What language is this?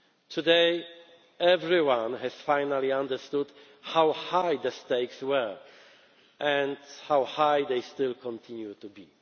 English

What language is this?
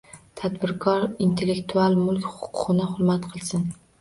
Uzbek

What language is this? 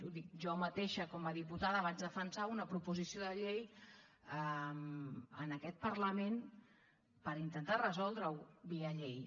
Catalan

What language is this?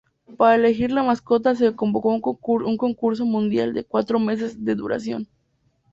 Spanish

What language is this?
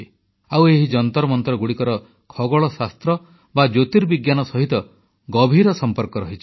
Odia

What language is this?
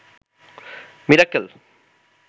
Bangla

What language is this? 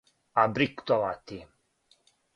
Serbian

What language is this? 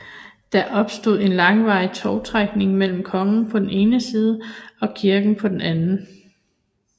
Danish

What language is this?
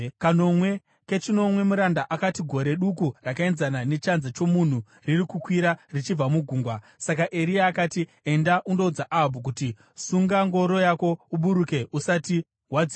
Shona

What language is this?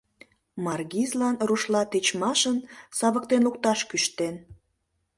Mari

